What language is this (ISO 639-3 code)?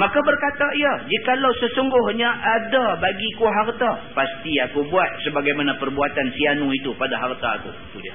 msa